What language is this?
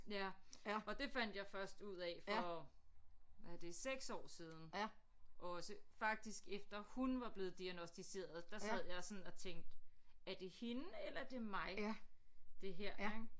Danish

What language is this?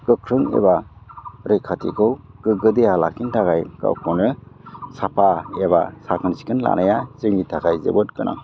Bodo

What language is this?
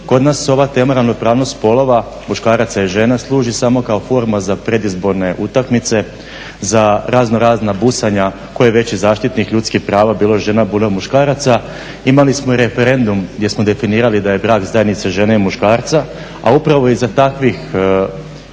Croatian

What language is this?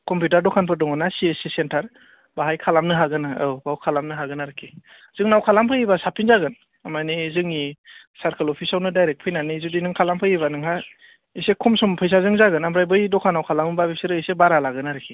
Bodo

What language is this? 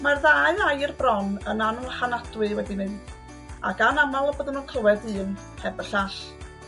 Welsh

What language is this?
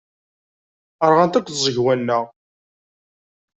Kabyle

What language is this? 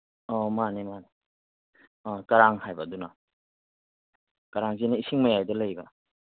Manipuri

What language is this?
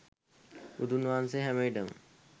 Sinhala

